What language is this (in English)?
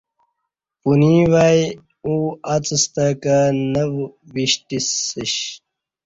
Kati